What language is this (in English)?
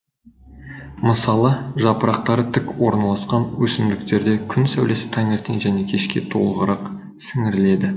Kazakh